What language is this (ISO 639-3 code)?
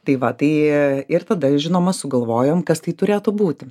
lit